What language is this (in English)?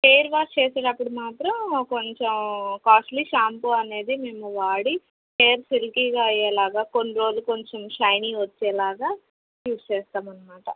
Telugu